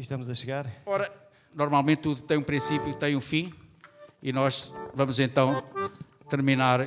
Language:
Portuguese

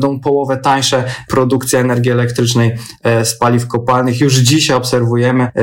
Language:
Polish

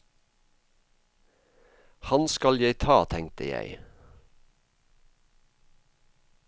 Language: Norwegian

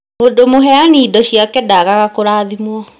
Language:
Kikuyu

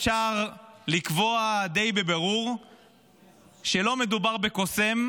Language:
Hebrew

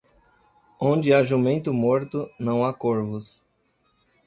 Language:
Portuguese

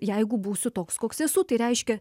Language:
Lithuanian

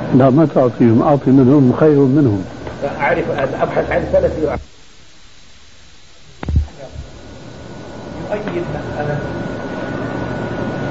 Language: Arabic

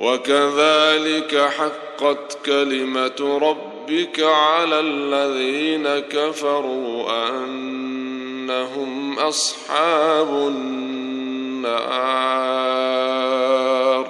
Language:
Arabic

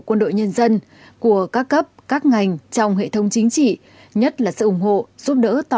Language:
Vietnamese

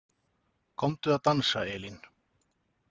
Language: Icelandic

